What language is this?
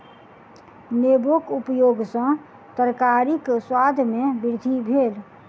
Maithili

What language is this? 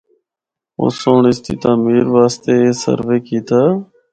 Northern Hindko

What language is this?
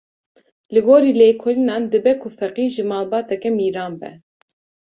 Kurdish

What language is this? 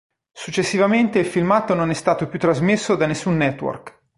Italian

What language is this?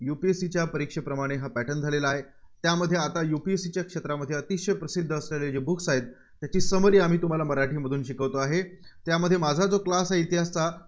Marathi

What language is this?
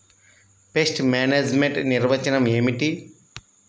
Telugu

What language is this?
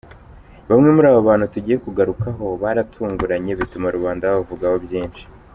Kinyarwanda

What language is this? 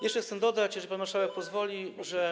Polish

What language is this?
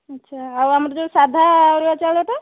Odia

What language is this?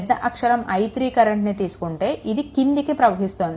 Telugu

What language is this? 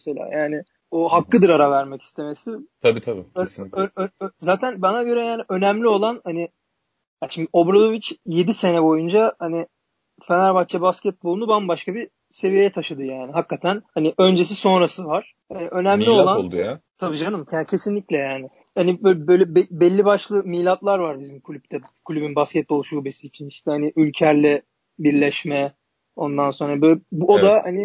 Turkish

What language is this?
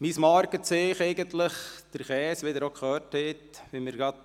Swiss German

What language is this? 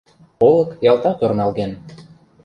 Mari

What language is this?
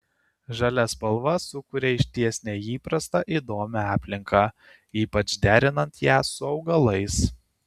Lithuanian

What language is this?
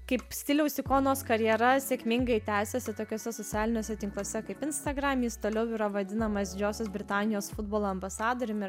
Lithuanian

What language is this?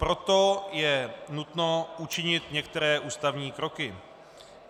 Czech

